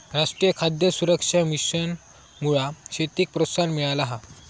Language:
Marathi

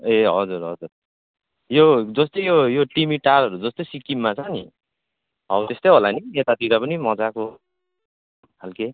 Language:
Nepali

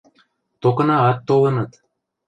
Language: Western Mari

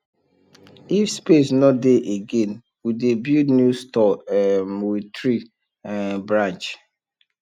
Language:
Nigerian Pidgin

